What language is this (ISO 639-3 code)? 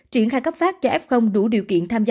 vie